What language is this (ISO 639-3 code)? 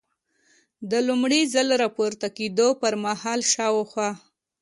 pus